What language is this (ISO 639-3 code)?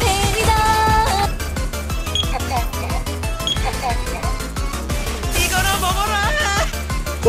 kor